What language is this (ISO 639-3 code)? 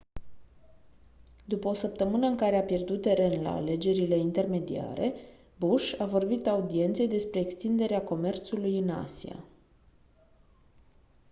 ron